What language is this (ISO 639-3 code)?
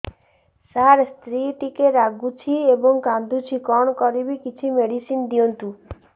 ori